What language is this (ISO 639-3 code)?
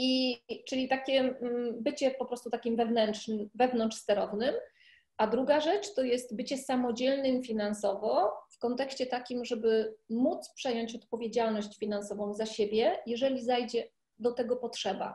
pol